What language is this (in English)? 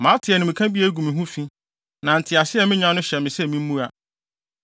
Akan